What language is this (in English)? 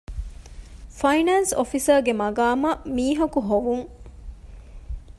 Divehi